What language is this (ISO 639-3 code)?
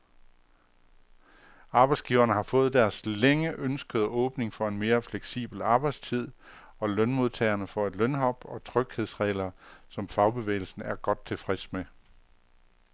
dan